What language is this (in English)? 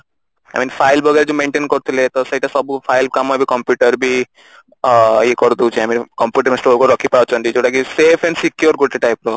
Odia